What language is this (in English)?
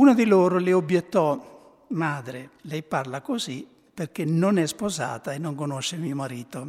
Italian